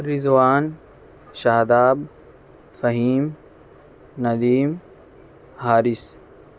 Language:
Urdu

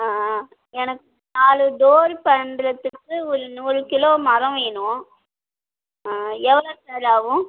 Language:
Tamil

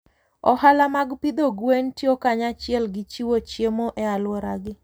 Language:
Luo (Kenya and Tanzania)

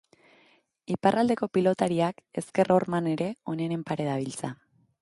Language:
Basque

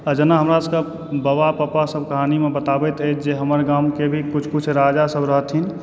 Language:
Maithili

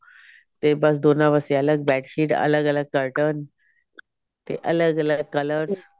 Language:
Punjabi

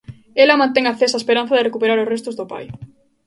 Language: Galician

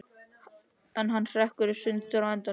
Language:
Icelandic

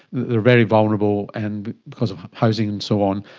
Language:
English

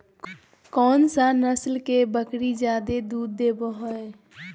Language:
Magahi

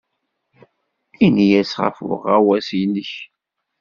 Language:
Kabyle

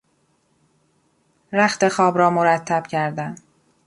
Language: Persian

